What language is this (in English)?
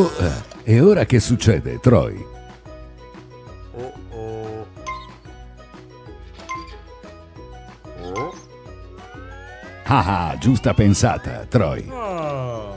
Italian